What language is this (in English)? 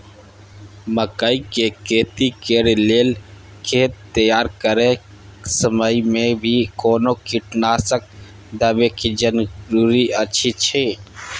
Maithili